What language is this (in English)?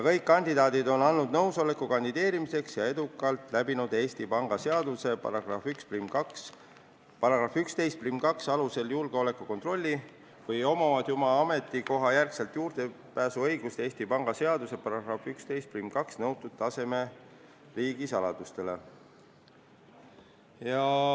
Estonian